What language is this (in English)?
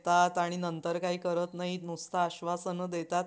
Marathi